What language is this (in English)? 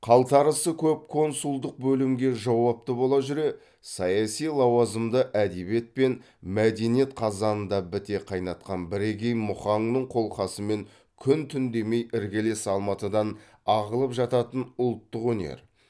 Kazakh